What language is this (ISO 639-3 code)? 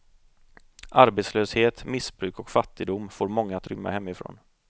swe